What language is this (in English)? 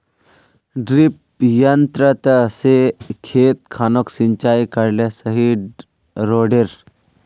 Magahi